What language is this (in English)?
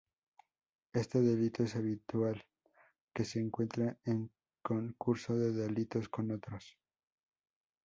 Spanish